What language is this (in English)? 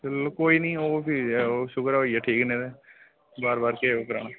Dogri